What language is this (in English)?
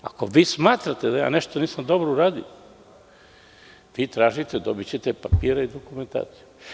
Serbian